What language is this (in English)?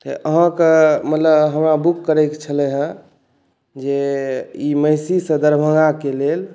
Maithili